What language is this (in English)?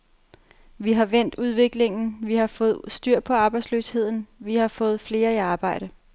Danish